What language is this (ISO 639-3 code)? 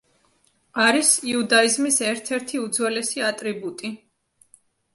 kat